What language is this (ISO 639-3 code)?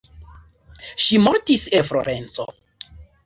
epo